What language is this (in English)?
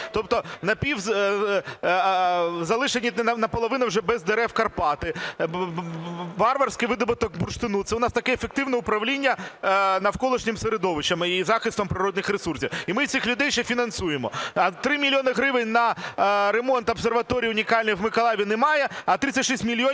Ukrainian